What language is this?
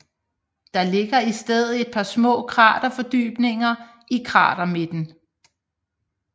Danish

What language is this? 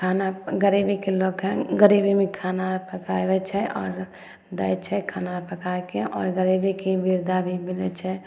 Maithili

